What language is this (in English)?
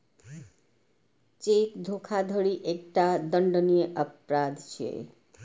Maithili